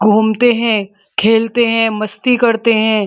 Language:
Hindi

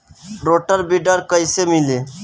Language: Bhojpuri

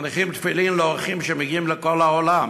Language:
Hebrew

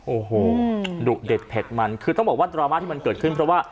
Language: Thai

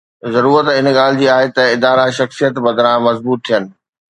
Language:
Sindhi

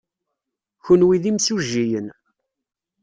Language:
Kabyle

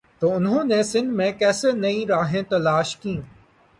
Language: Urdu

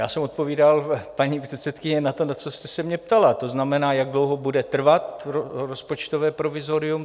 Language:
Czech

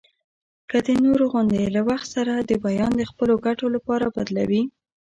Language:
Pashto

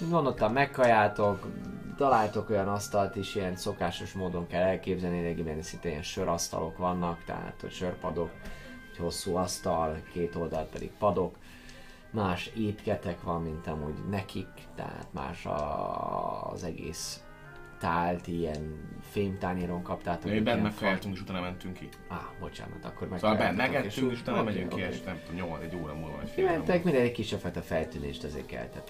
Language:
Hungarian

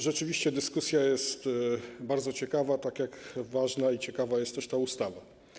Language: Polish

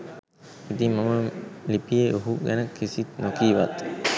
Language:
Sinhala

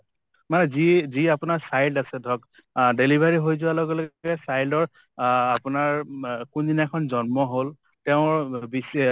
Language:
Assamese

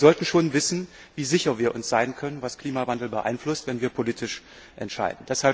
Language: German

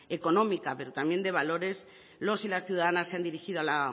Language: Spanish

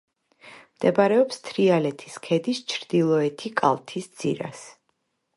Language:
Georgian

